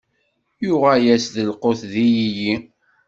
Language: Kabyle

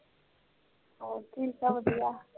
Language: Punjabi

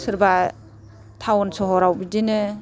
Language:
Bodo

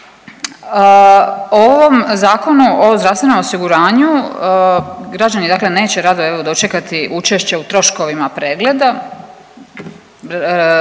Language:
Croatian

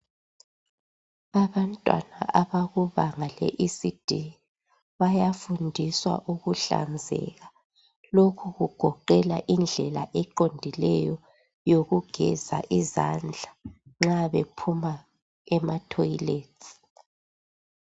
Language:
North Ndebele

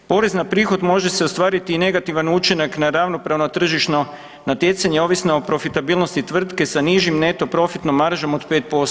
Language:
Croatian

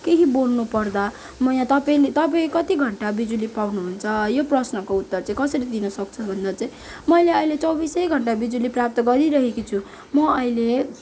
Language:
Nepali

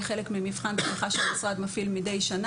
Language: Hebrew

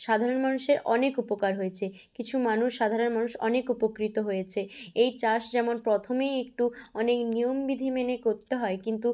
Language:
Bangla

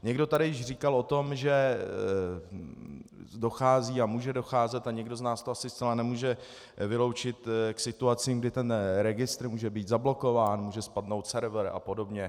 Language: Czech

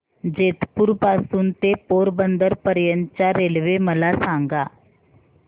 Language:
Marathi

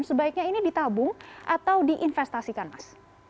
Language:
Indonesian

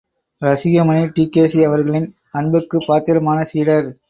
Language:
Tamil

